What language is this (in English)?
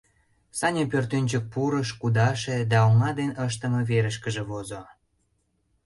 Mari